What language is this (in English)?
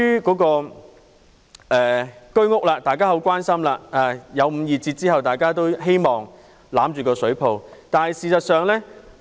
Cantonese